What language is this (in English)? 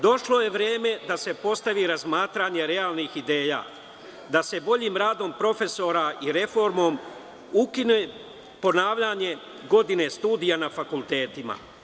Serbian